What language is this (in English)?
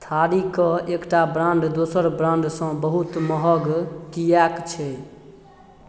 Maithili